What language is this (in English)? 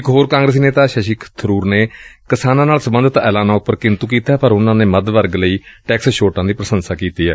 Punjabi